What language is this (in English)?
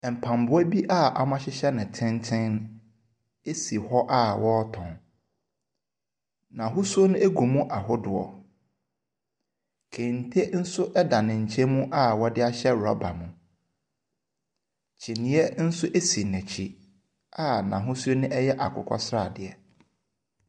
Akan